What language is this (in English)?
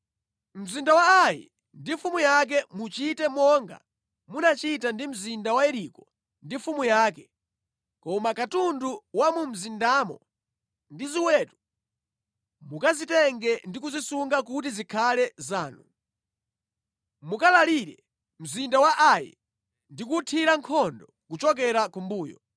Nyanja